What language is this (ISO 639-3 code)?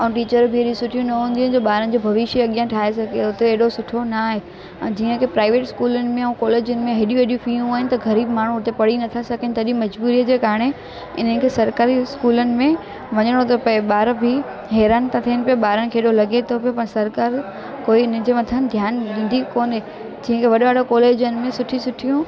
snd